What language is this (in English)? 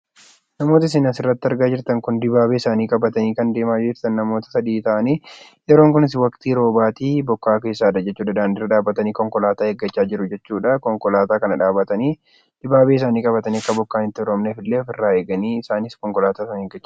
Oromo